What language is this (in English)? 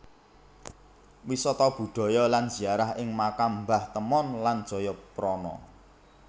Javanese